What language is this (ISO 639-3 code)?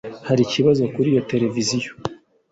kin